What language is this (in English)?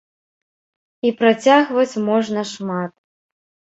Belarusian